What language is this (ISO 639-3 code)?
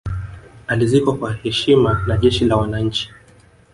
swa